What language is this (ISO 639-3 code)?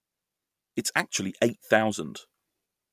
eng